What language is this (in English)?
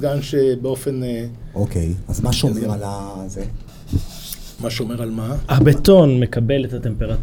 Hebrew